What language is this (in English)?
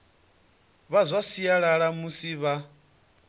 Venda